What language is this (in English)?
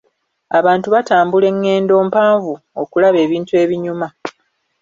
Ganda